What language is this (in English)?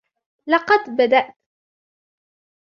Arabic